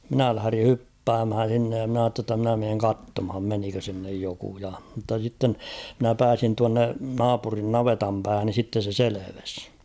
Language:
Finnish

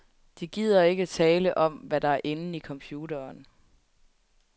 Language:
Danish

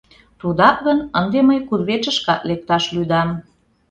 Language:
Mari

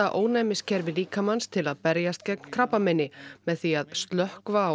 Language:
Icelandic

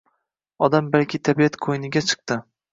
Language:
Uzbek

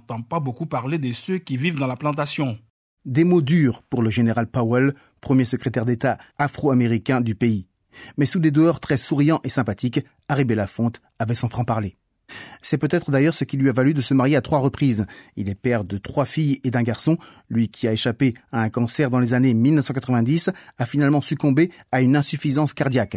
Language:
French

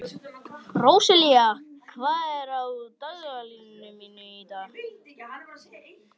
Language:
Icelandic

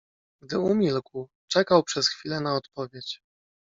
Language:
Polish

